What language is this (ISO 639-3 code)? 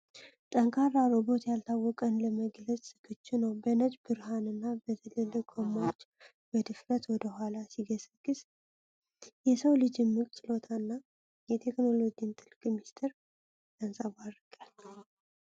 amh